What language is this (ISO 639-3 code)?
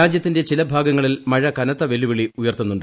mal